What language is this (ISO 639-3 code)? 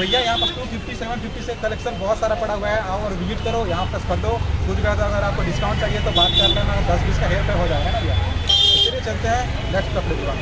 hin